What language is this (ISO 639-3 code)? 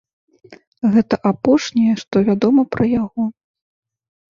bel